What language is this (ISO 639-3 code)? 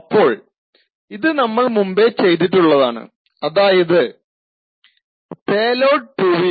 mal